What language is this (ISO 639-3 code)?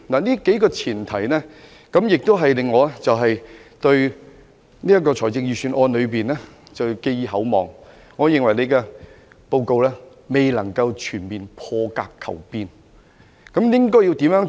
yue